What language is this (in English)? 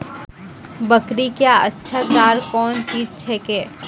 Maithili